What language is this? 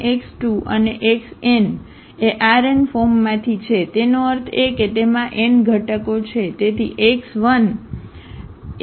Gujarati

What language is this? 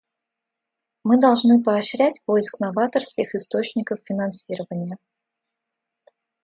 Russian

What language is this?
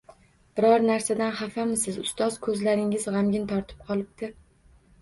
Uzbek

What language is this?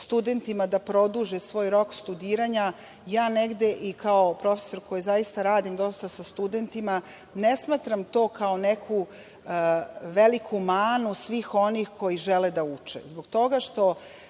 Serbian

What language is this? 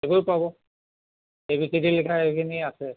Assamese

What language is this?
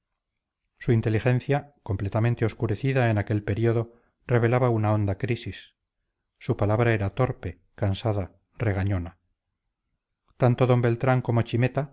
Spanish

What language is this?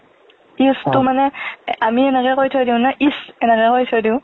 Assamese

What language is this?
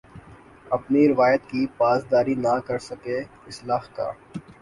Urdu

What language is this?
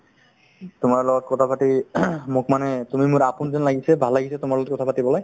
Assamese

